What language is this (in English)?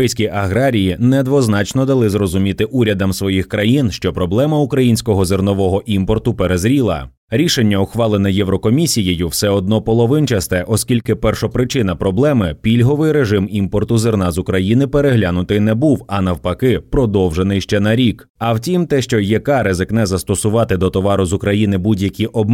Ukrainian